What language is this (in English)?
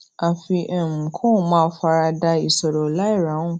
Yoruba